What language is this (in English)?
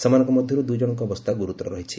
Odia